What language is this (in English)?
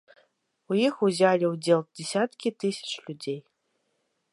Belarusian